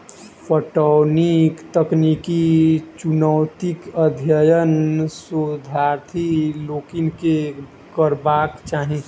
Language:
Maithili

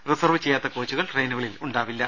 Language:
Malayalam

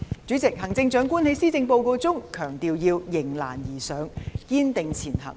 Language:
Cantonese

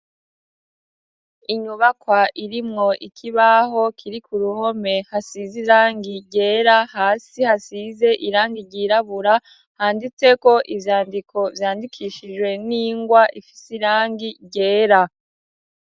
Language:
Rundi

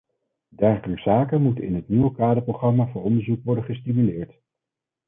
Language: Dutch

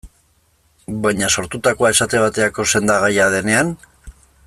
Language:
Basque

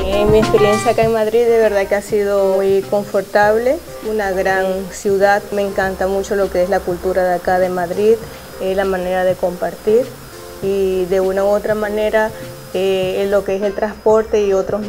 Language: Spanish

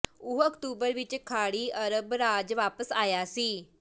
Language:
Punjabi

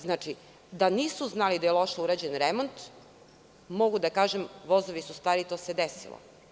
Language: Serbian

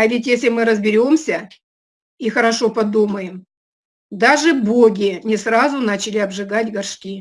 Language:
Russian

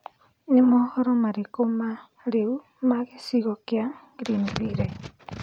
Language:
Kikuyu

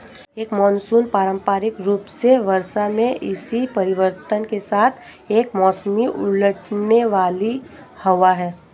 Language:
Hindi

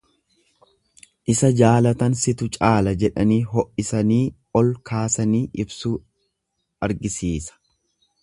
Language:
Oromo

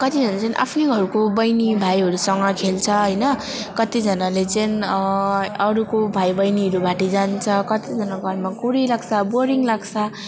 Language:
Nepali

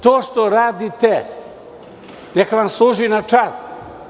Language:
Serbian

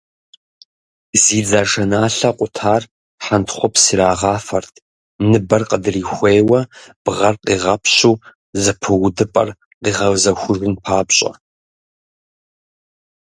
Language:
Kabardian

